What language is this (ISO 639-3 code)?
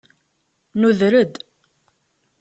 kab